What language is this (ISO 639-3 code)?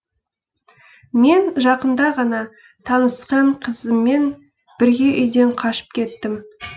kaz